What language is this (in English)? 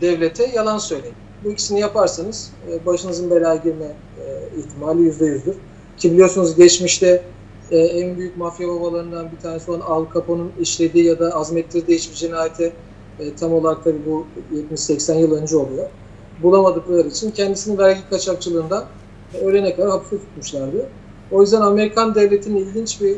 Turkish